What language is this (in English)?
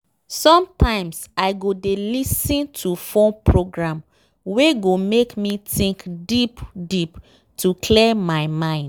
Nigerian Pidgin